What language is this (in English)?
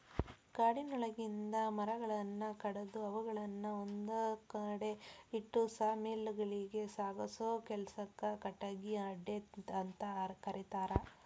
Kannada